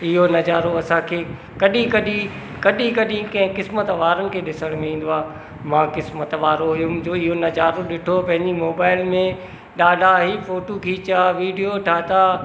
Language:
Sindhi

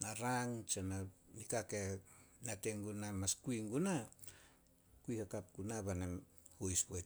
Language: Solos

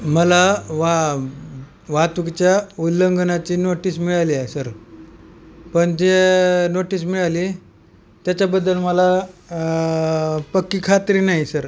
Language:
Marathi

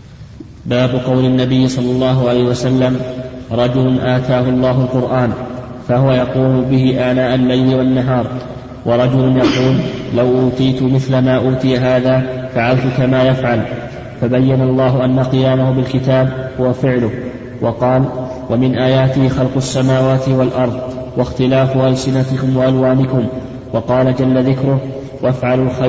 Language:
Arabic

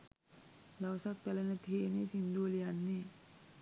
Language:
Sinhala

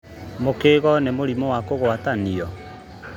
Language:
Kikuyu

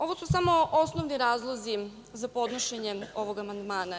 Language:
Serbian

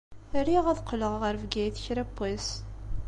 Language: Kabyle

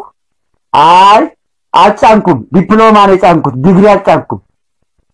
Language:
Turkish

